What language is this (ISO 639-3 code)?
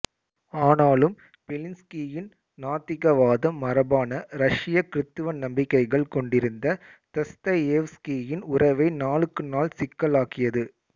tam